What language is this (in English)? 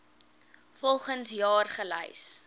Afrikaans